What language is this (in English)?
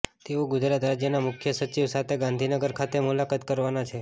Gujarati